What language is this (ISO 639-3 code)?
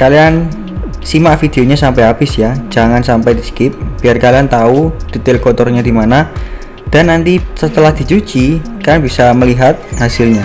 ind